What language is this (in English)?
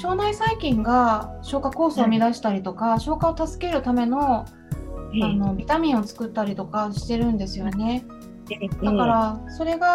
Japanese